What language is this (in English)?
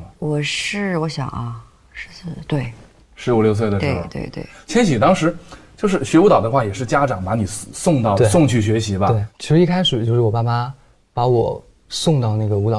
Chinese